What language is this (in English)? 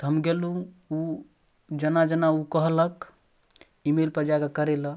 Maithili